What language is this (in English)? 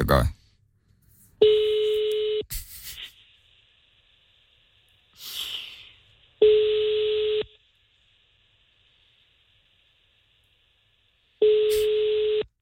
Finnish